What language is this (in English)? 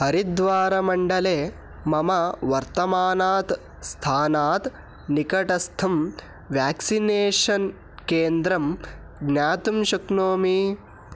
Sanskrit